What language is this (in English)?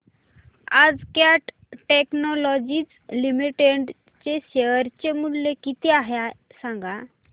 Marathi